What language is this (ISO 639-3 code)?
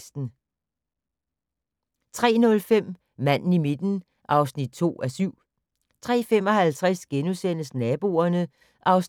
dan